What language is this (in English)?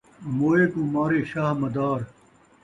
Saraiki